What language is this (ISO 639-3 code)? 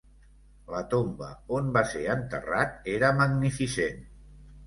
cat